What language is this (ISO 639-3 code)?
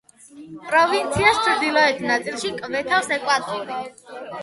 kat